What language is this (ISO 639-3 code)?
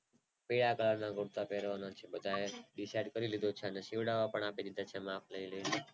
guj